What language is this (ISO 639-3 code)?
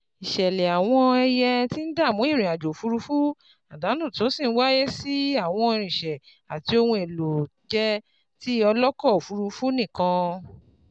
yor